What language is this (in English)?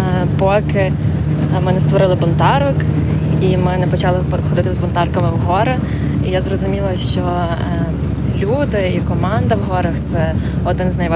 Ukrainian